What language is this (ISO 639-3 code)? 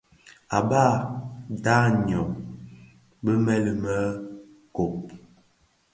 ksf